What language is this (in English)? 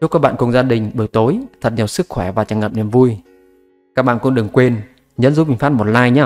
Vietnamese